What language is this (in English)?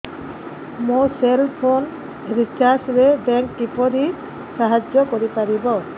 Odia